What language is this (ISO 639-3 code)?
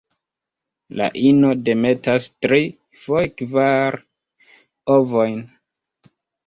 epo